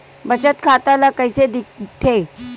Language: Chhattisgarhi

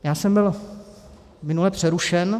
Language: Czech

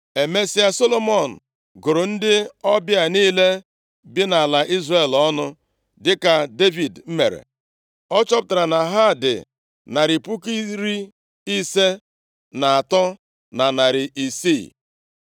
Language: Igbo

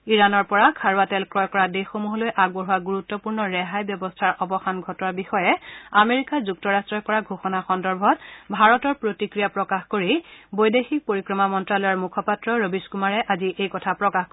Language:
Assamese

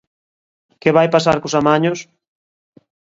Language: Galician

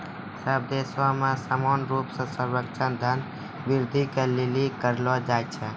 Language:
Maithili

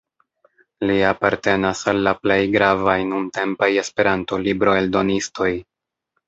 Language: Esperanto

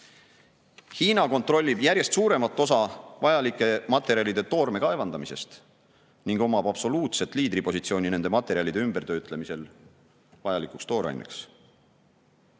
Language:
Estonian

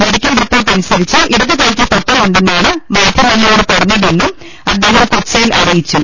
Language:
Malayalam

